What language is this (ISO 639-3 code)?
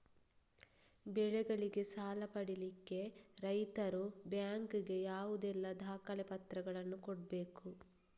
kan